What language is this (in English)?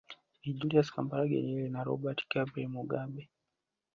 Swahili